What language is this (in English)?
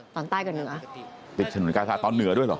Thai